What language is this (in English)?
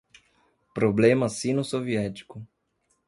Portuguese